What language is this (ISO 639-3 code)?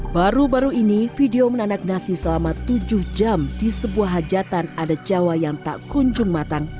ind